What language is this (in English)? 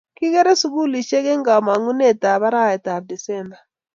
Kalenjin